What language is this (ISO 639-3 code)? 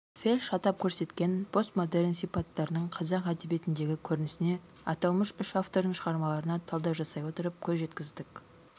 kaz